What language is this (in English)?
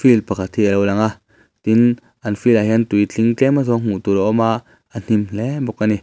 Mizo